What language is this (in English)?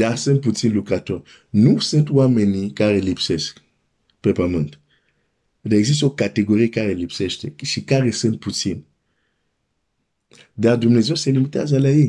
Romanian